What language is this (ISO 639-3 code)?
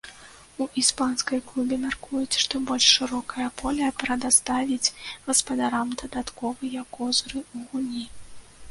bel